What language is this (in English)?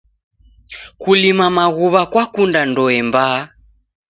Taita